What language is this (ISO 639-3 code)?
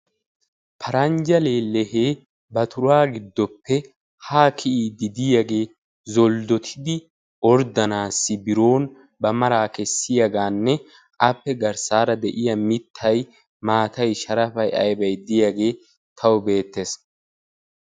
wal